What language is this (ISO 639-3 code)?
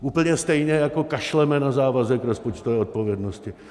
ces